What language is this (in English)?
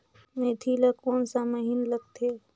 Chhattisgarhi